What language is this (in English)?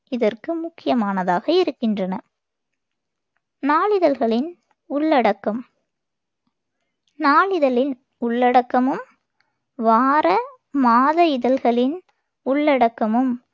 Tamil